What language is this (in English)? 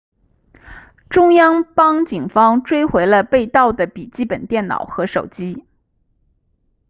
Chinese